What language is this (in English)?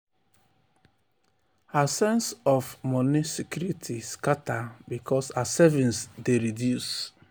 Nigerian Pidgin